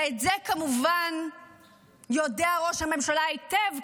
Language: Hebrew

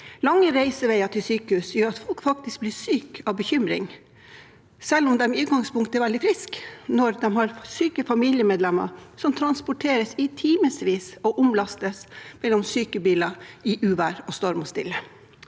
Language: Norwegian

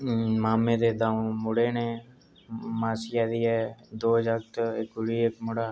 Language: Dogri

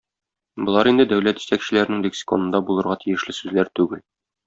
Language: Tatar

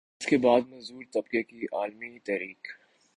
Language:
Urdu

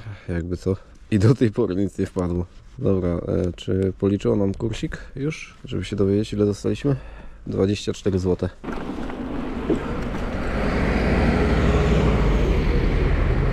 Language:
Polish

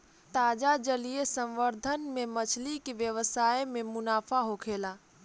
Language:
Bhojpuri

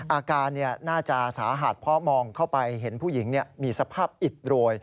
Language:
Thai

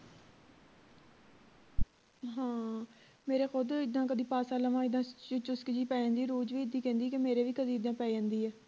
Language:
Punjabi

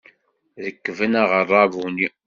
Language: Kabyle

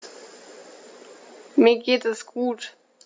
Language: German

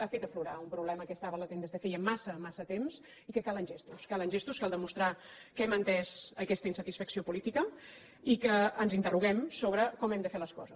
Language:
Catalan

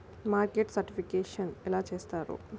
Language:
Telugu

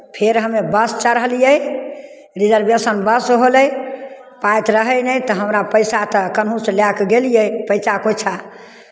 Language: Maithili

